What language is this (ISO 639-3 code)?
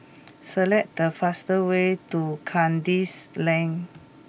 eng